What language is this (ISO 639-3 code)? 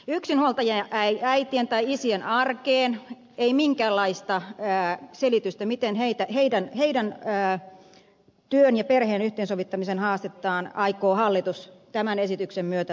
fin